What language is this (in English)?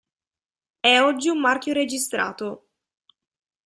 Italian